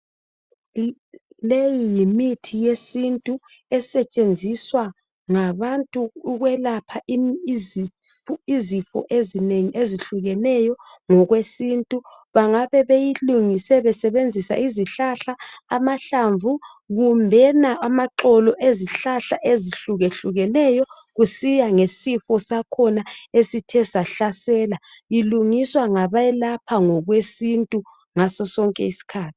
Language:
North Ndebele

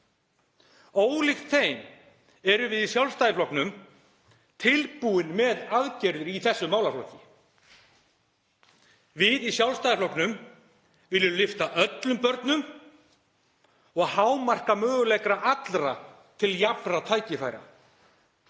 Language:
Icelandic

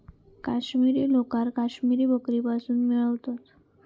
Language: Marathi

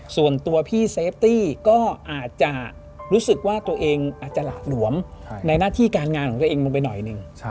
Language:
Thai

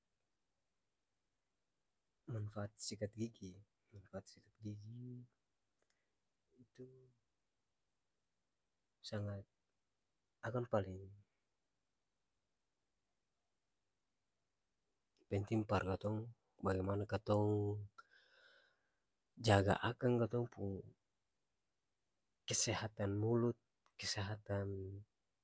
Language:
Ambonese Malay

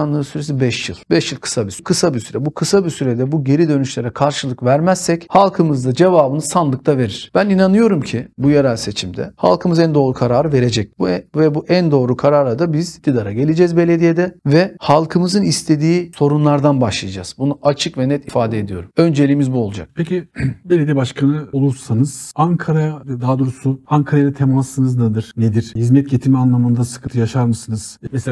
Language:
Turkish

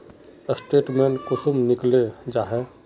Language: Magahi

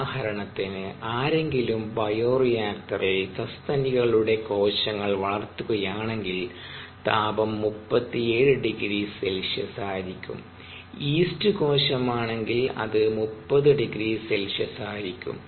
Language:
Malayalam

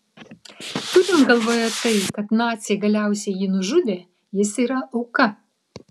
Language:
Lithuanian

